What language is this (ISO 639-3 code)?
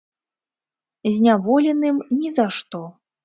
bel